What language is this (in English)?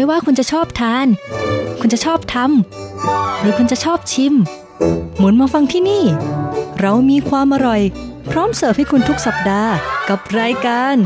Thai